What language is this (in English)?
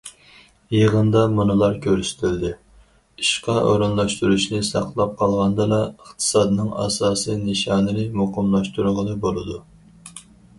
Uyghur